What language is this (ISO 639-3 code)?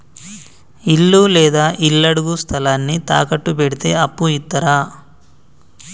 tel